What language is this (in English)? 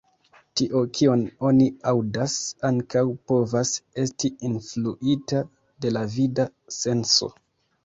Esperanto